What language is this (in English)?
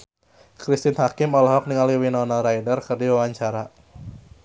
Sundanese